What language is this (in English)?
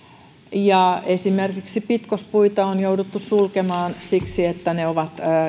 Finnish